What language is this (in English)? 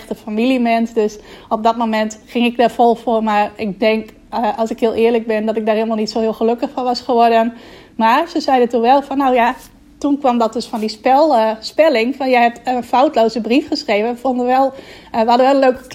Dutch